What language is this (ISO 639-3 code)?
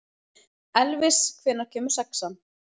isl